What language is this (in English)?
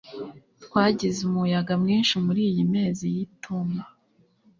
Kinyarwanda